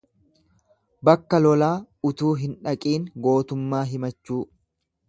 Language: Oromo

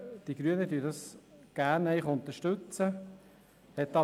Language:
Swiss German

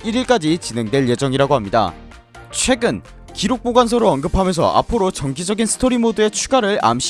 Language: Korean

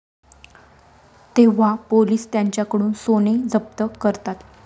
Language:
Marathi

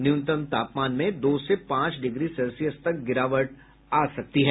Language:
Hindi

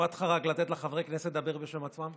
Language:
Hebrew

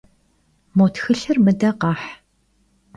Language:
Kabardian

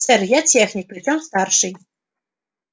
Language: Russian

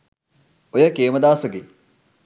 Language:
Sinhala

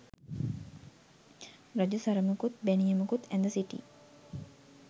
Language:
Sinhala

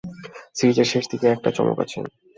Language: Bangla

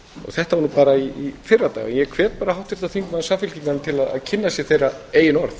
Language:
Icelandic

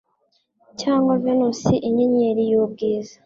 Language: Kinyarwanda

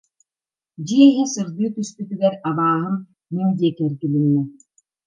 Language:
Yakut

